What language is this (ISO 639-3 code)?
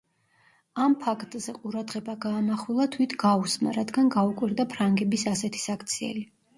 kat